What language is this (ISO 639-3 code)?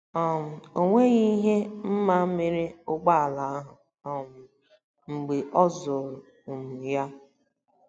ibo